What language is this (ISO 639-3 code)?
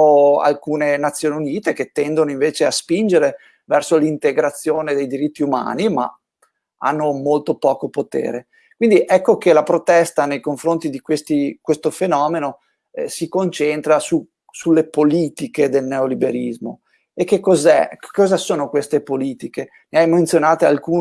ita